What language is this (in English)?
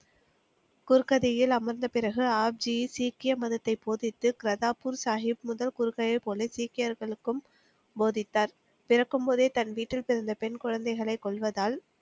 Tamil